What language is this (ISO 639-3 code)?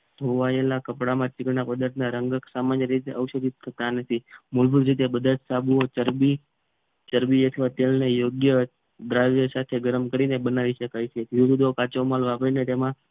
guj